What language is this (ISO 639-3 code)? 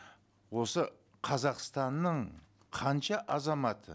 kaz